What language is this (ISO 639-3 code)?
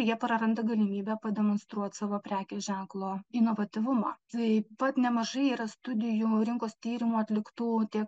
lit